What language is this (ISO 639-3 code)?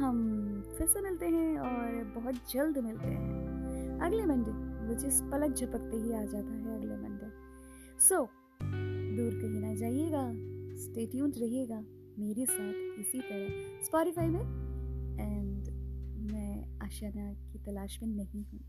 hin